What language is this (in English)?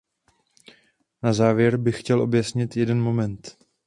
Czech